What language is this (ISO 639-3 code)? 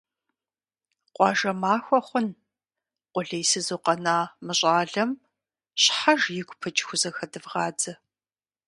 kbd